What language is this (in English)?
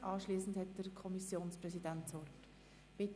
Swiss German